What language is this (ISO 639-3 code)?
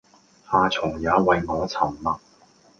yue